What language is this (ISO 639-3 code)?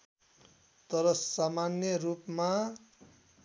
nep